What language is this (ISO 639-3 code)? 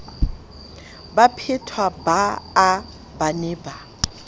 sot